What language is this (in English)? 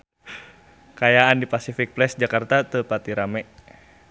Sundanese